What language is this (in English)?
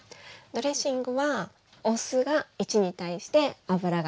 Japanese